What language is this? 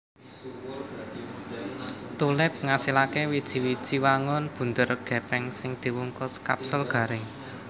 Javanese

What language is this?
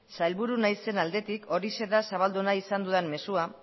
Basque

